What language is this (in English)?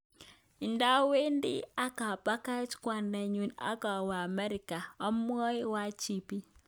Kalenjin